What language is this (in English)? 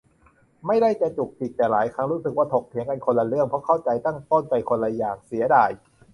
Thai